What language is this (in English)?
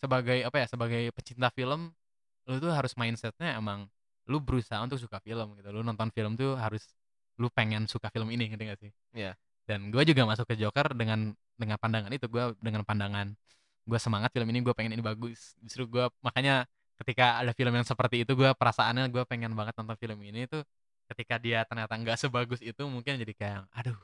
Indonesian